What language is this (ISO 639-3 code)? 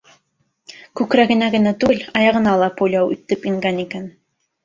bak